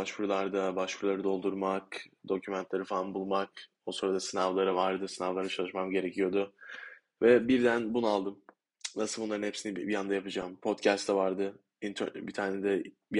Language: Turkish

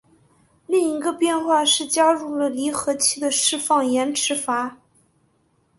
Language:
Chinese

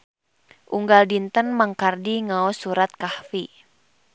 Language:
Sundanese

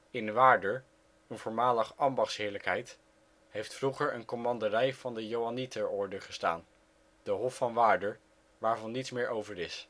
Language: Dutch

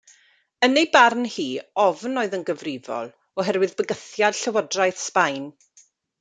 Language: Welsh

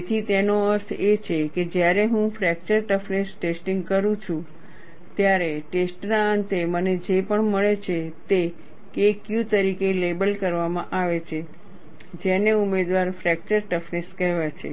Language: Gujarati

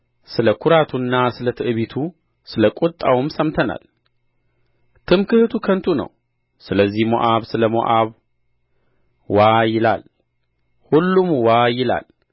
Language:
Amharic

